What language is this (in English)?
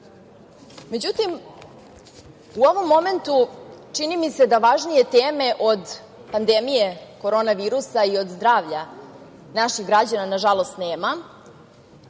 Serbian